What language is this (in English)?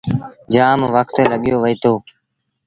Sindhi Bhil